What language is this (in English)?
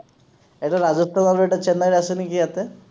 Assamese